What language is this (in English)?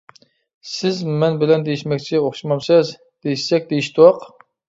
Uyghur